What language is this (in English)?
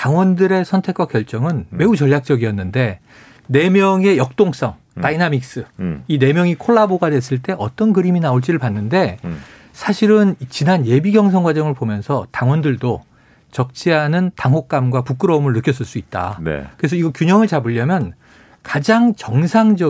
Korean